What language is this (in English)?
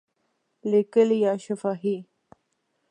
Pashto